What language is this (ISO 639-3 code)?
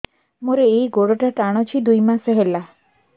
ori